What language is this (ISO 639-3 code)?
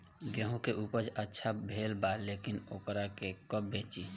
bho